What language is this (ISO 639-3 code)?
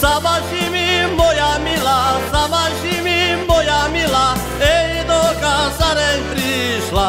tur